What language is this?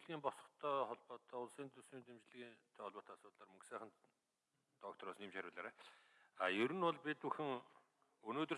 Korean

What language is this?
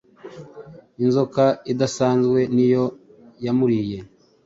Kinyarwanda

